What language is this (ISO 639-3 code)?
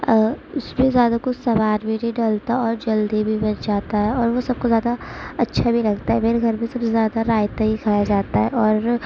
urd